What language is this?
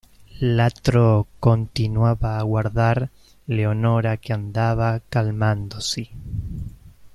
Italian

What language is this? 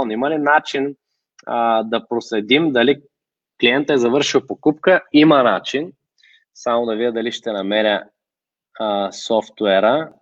Bulgarian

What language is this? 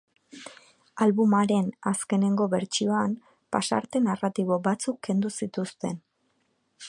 Basque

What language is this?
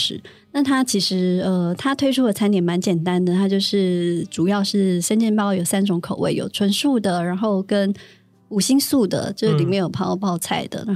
Chinese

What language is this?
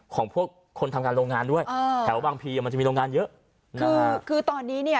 Thai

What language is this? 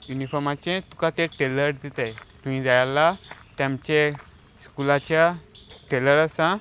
Konkani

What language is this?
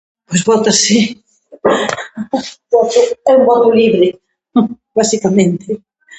Galician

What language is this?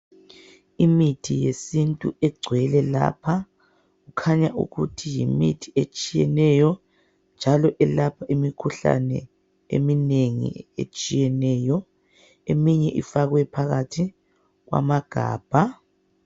North Ndebele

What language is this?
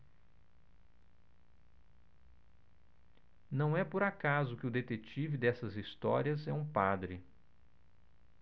Portuguese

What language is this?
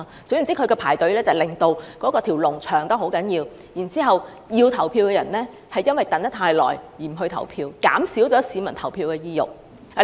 Cantonese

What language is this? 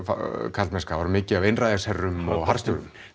Icelandic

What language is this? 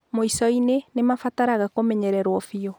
Kikuyu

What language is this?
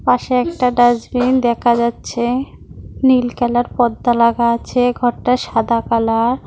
Bangla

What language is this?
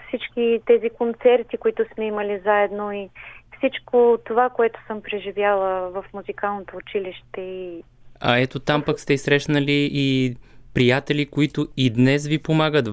Bulgarian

